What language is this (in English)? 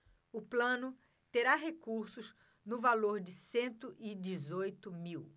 Portuguese